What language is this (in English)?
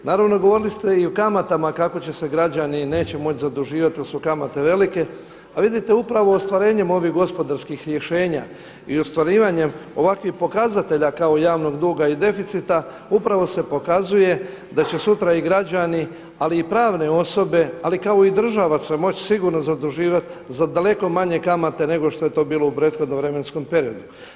Croatian